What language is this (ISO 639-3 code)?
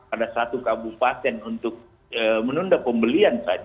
ind